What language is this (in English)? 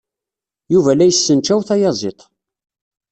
Kabyle